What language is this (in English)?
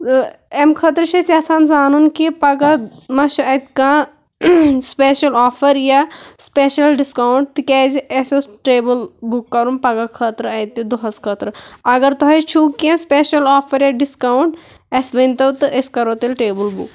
Kashmiri